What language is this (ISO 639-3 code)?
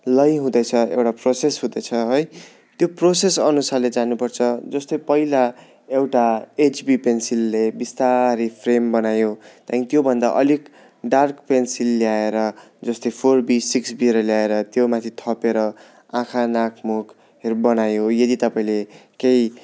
nep